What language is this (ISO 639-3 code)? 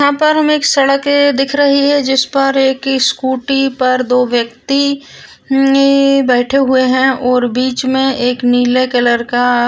mwr